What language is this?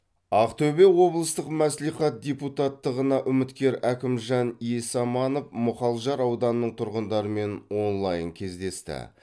Kazakh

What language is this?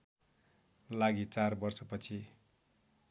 Nepali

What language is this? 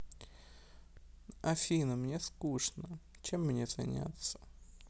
Russian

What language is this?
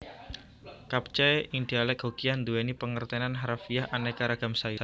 Javanese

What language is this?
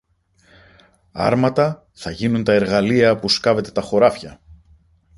Greek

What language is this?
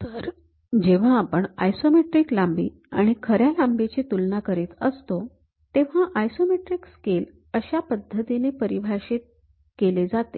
Marathi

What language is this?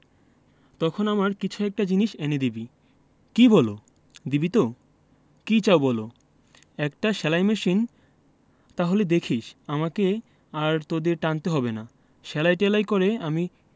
Bangla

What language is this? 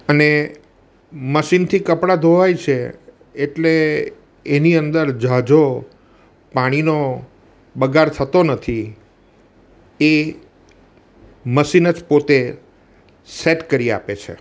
Gujarati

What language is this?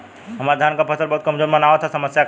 Bhojpuri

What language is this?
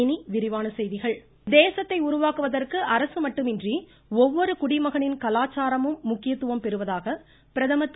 Tamil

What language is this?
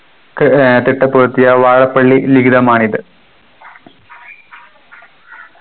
Malayalam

